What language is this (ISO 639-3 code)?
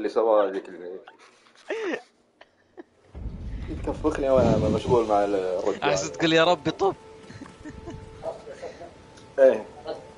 ara